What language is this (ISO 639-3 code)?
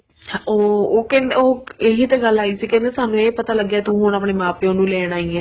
pan